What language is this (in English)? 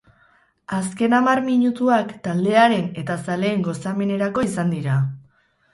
Basque